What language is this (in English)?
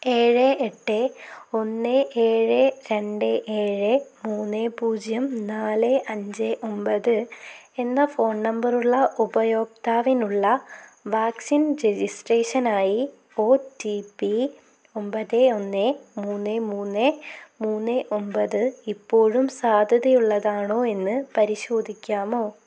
Malayalam